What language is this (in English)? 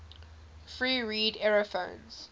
English